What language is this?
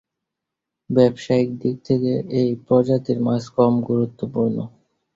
Bangla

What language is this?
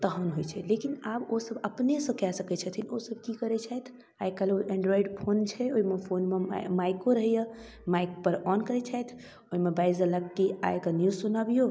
Maithili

